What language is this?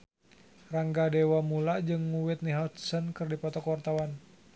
Sundanese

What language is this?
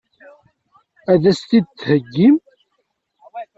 Kabyle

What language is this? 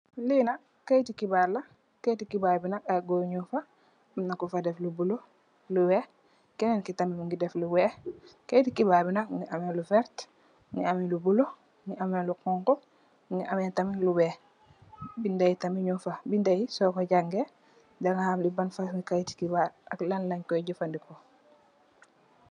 Wolof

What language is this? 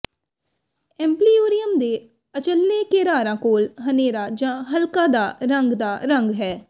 Punjabi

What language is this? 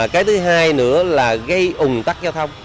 Vietnamese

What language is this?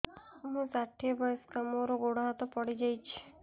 Odia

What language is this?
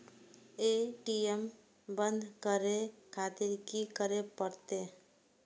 Maithili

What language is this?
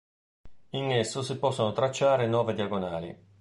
Italian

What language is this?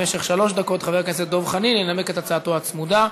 Hebrew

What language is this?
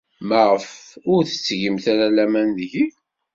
Kabyle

